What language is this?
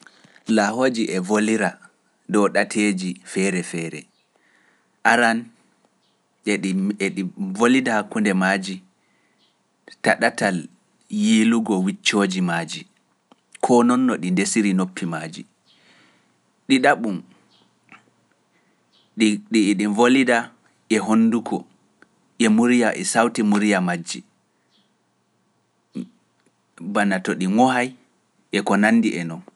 Pular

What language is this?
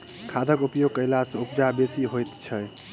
Maithili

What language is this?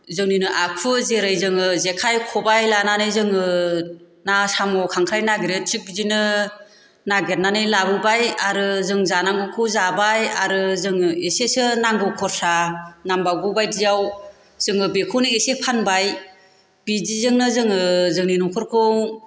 Bodo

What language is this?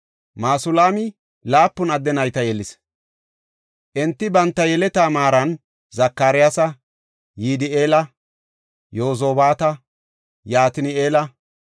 Gofa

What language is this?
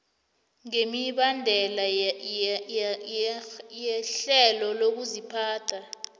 South Ndebele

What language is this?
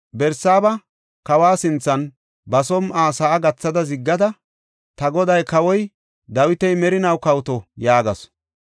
Gofa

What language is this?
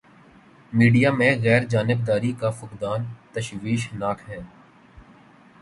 Urdu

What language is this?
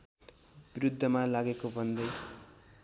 Nepali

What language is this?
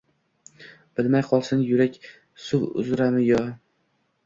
Uzbek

